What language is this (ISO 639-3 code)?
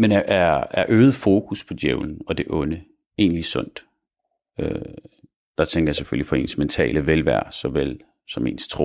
dan